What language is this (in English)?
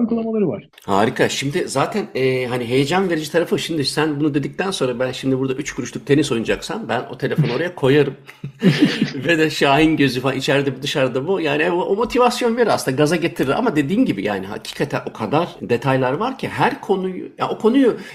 Turkish